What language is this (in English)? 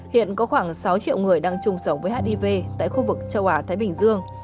Vietnamese